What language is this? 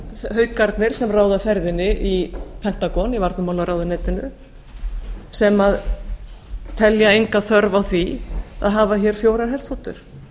Icelandic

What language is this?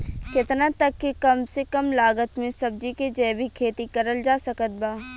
Bhojpuri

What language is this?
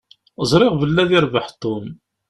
Kabyle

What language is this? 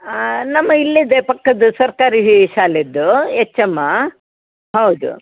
Kannada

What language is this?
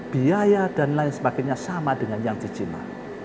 Indonesian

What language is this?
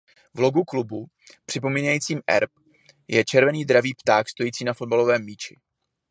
Czech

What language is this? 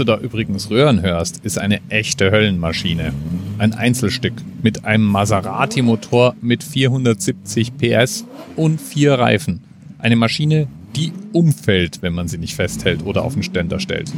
German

